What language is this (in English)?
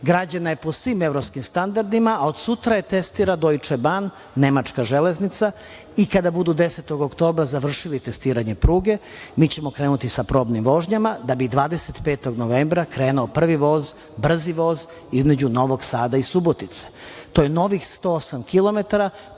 Serbian